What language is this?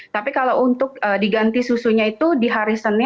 Indonesian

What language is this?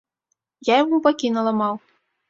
Belarusian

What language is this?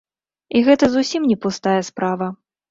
Belarusian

